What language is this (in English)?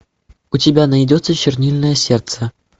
Russian